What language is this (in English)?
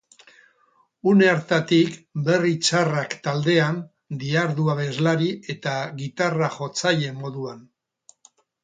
Basque